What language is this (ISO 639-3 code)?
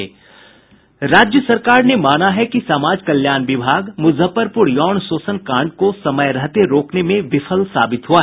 hin